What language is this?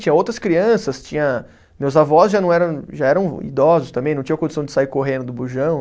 Portuguese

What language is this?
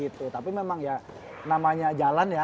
Indonesian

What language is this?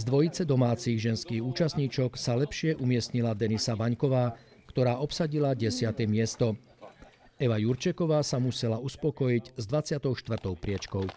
Slovak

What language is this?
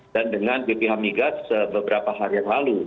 Indonesian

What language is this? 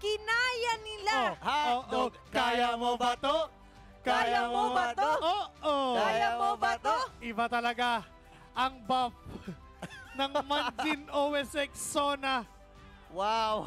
Filipino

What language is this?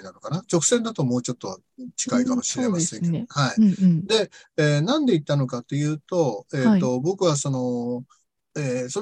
Japanese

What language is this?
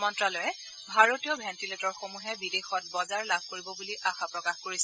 Assamese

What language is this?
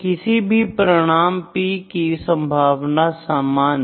Hindi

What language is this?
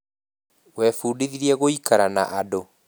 Kikuyu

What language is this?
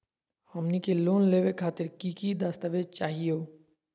Magahi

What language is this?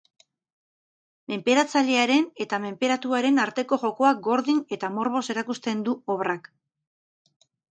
Basque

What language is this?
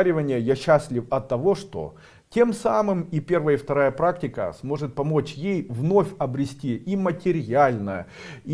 Russian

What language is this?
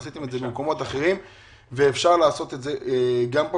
Hebrew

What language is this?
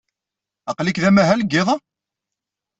Kabyle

